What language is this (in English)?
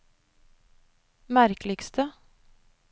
Norwegian